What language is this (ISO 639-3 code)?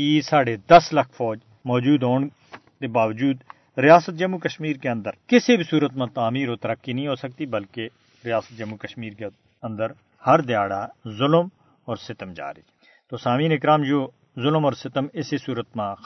urd